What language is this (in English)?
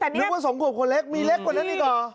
Thai